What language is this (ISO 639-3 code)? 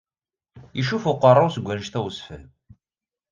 kab